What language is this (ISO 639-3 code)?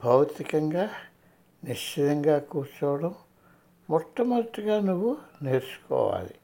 tel